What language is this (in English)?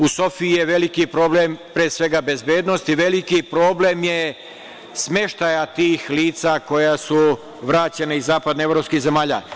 Serbian